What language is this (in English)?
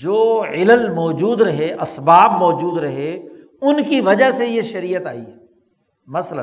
Urdu